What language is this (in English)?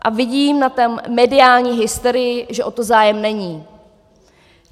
Czech